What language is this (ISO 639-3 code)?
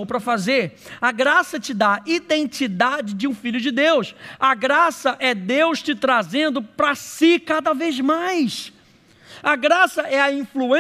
por